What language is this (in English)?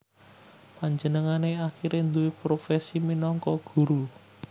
Javanese